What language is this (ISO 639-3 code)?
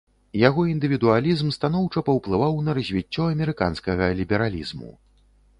bel